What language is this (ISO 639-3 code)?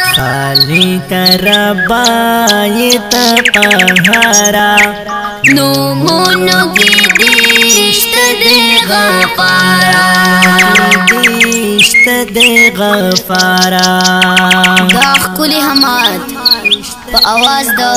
ron